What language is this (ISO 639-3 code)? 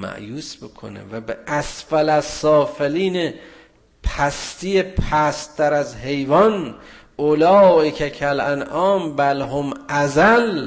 fas